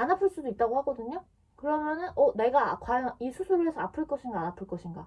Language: Korean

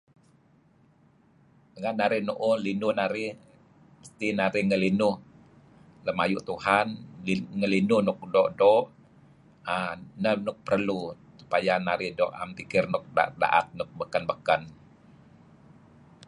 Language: Kelabit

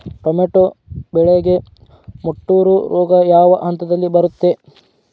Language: Kannada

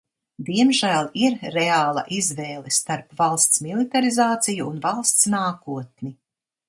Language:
Latvian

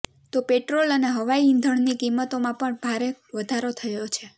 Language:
Gujarati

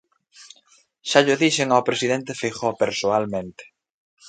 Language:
Galician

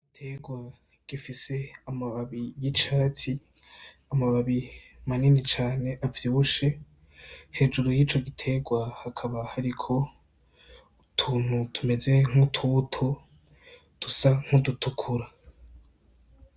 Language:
Rundi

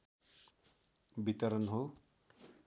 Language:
Nepali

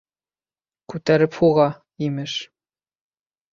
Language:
Bashkir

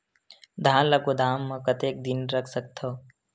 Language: Chhattisgarhi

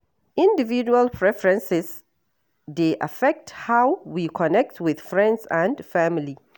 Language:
Nigerian Pidgin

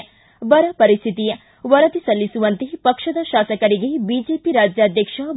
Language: Kannada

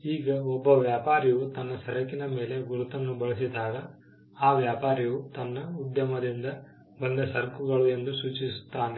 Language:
Kannada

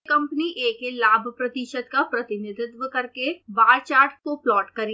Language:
Hindi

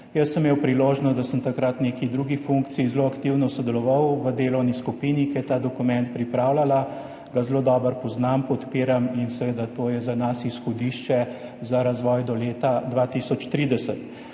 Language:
Slovenian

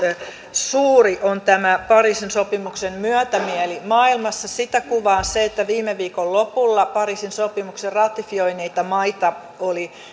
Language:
Finnish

